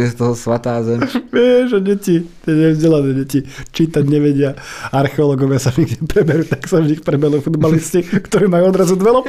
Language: Slovak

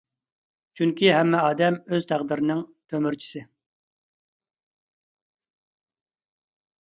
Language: Uyghur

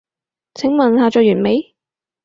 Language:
Cantonese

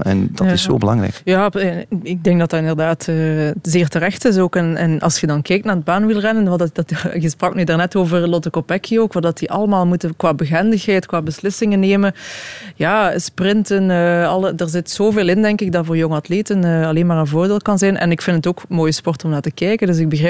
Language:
Dutch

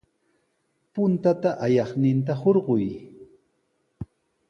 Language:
Sihuas Ancash Quechua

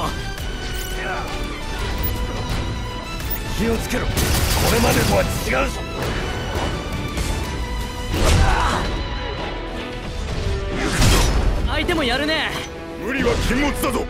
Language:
Japanese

